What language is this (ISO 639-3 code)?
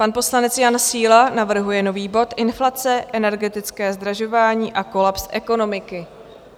ces